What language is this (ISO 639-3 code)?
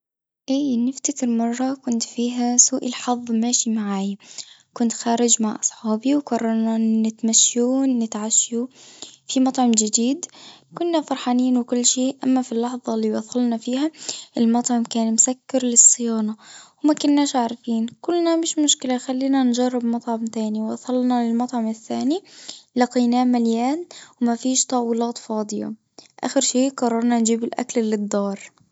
aeb